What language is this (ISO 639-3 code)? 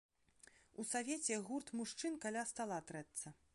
bel